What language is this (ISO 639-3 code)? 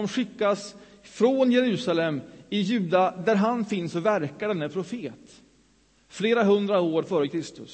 swe